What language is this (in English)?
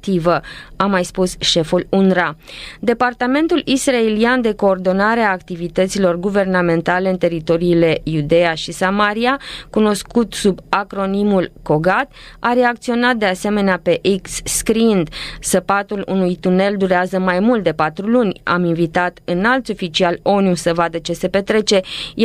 Romanian